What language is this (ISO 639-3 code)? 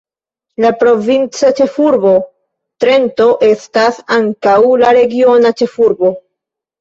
epo